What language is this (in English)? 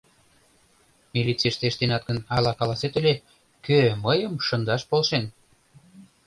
Mari